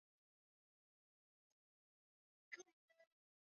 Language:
Swahili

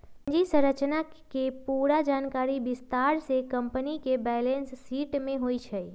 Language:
Magahi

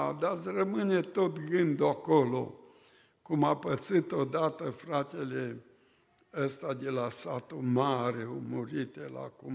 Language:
Romanian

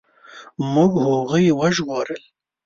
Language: Pashto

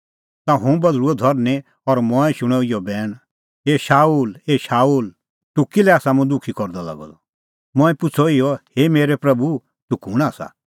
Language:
Kullu Pahari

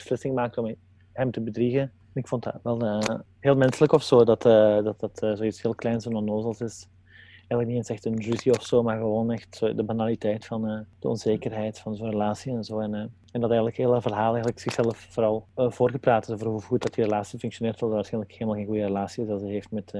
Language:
Dutch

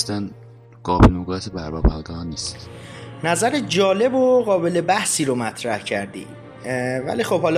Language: Persian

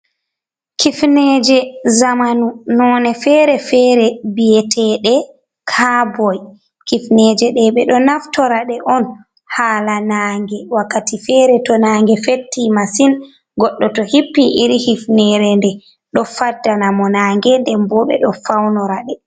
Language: Fula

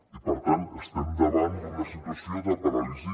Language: Catalan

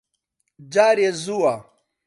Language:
Central Kurdish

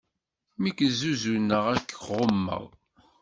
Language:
Kabyle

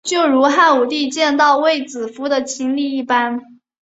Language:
Chinese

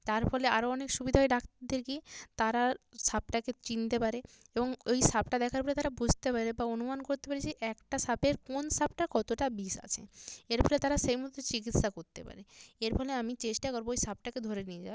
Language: Bangla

